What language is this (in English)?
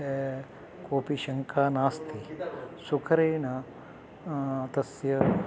Sanskrit